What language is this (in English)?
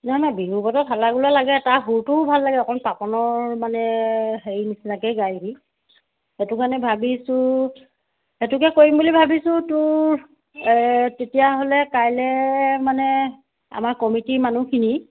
Assamese